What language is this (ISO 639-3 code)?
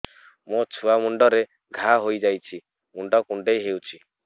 ori